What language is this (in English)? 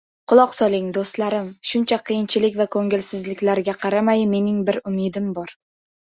Uzbek